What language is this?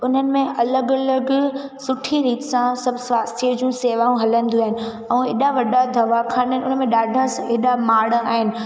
Sindhi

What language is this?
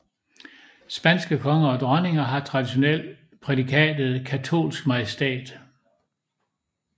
Danish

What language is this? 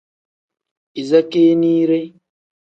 Tem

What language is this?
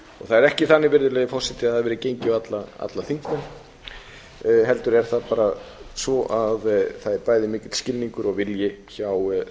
Icelandic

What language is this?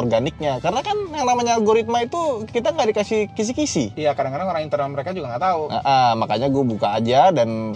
Indonesian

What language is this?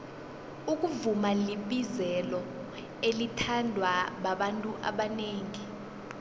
South Ndebele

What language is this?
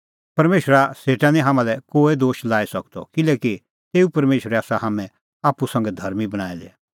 Kullu Pahari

